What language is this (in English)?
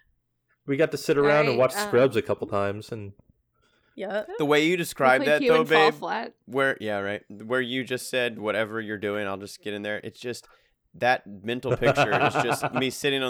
English